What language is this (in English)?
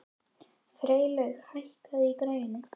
Icelandic